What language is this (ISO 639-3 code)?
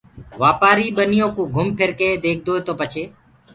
ggg